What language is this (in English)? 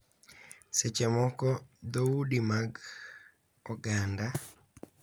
Luo (Kenya and Tanzania)